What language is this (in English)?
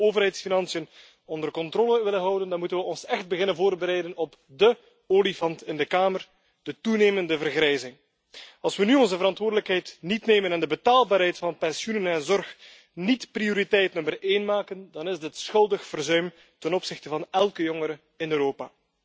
Dutch